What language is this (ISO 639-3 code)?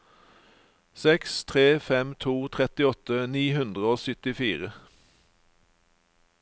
nor